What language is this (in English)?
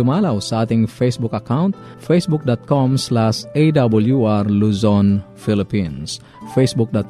Filipino